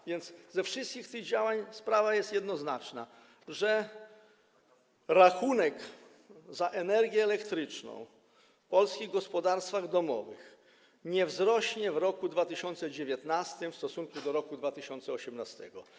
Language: Polish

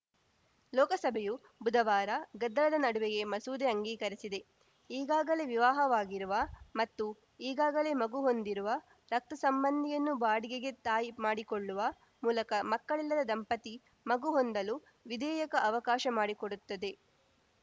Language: Kannada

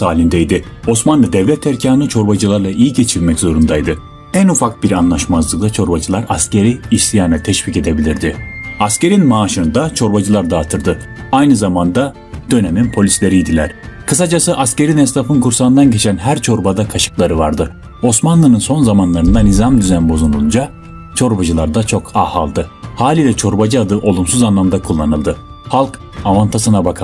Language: Turkish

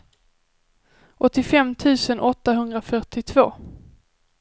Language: Swedish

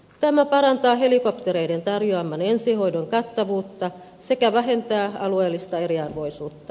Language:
Finnish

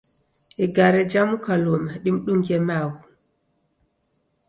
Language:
Taita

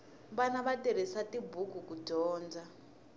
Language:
Tsonga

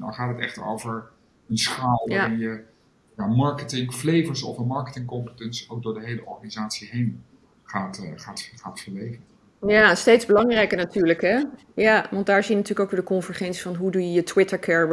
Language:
Dutch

